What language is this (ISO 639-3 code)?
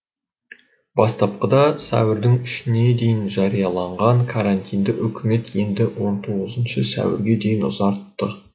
kaz